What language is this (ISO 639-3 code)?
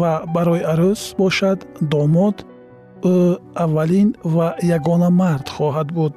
fas